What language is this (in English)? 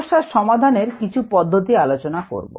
Bangla